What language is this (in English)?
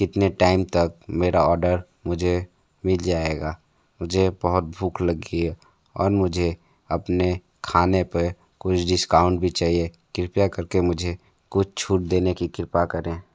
Hindi